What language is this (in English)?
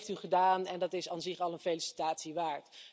Dutch